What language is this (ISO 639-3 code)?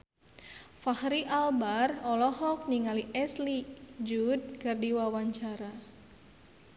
sun